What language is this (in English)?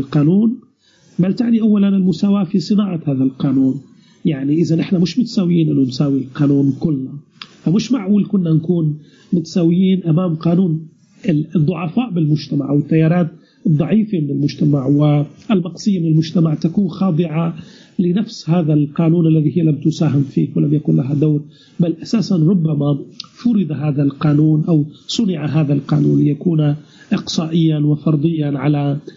Arabic